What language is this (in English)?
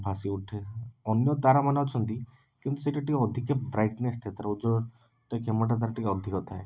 Odia